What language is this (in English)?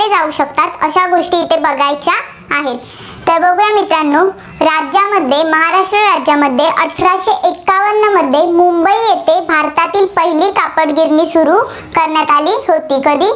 Marathi